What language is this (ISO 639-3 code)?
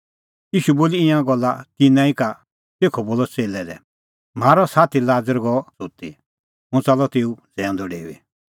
kfx